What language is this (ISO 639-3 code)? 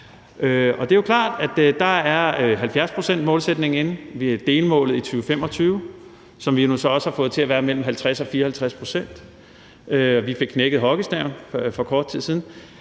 dan